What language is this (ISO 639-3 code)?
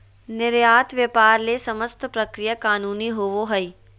mag